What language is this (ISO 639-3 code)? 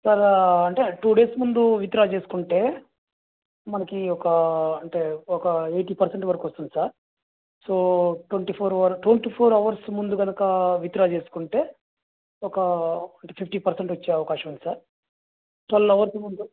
tel